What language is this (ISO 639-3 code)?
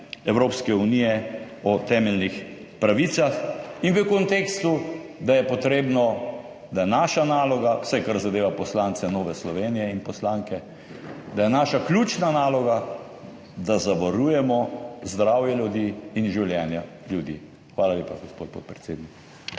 slv